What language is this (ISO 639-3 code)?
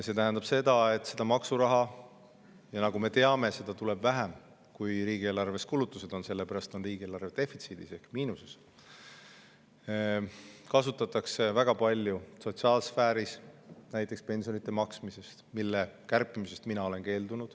est